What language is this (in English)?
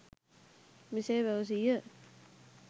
Sinhala